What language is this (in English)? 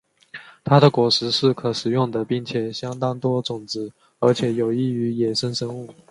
Chinese